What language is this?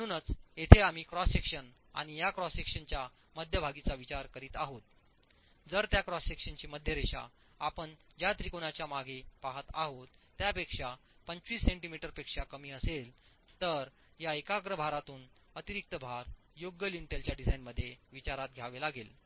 Marathi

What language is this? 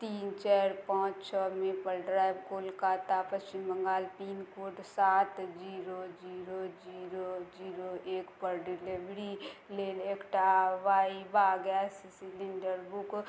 Maithili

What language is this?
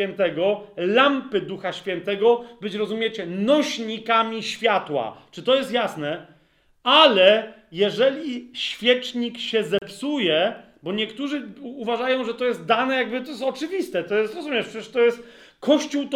Polish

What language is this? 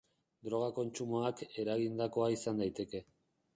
Basque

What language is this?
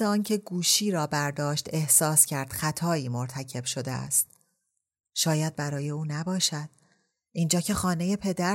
Persian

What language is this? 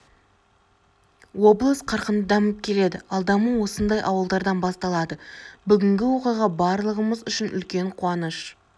Kazakh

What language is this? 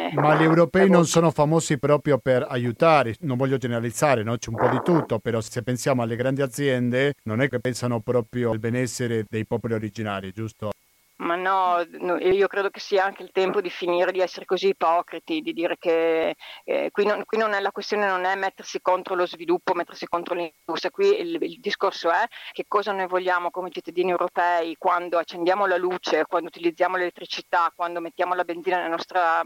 Italian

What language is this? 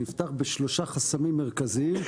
Hebrew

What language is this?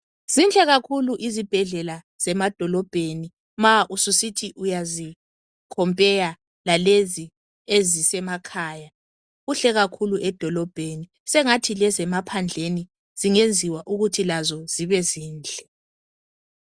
North Ndebele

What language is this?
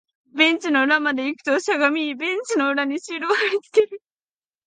Japanese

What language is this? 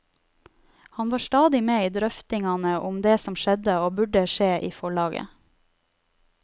Norwegian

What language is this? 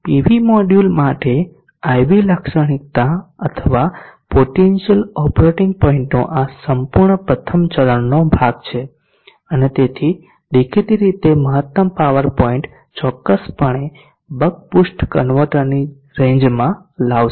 Gujarati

